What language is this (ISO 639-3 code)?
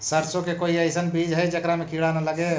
mag